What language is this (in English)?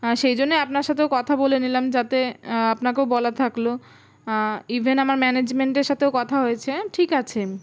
Bangla